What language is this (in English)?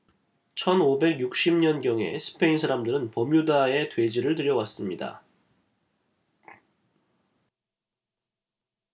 Korean